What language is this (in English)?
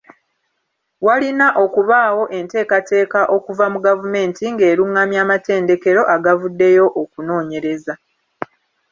Ganda